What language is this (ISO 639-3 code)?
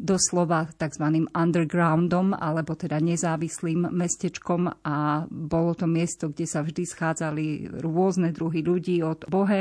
slk